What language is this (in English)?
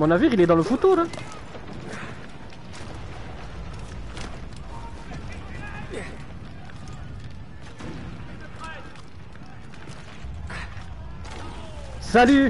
French